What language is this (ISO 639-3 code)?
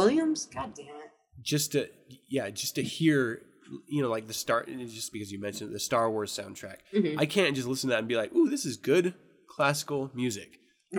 eng